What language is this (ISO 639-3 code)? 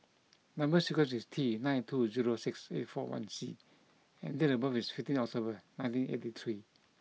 eng